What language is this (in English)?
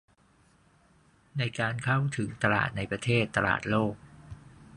Thai